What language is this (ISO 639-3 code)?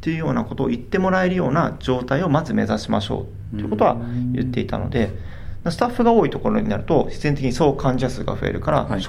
jpn